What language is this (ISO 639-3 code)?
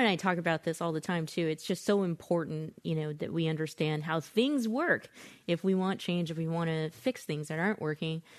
eng